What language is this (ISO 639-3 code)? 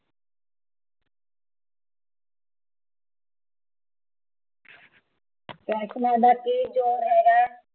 pan